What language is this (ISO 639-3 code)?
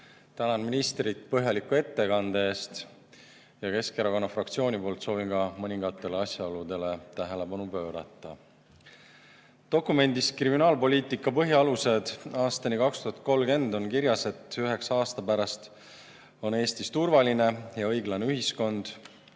est